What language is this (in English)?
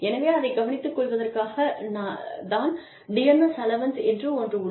Tamil